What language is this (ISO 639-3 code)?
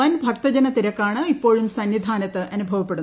mal